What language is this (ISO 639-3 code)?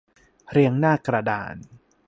tha